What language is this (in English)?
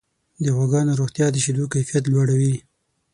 Pashto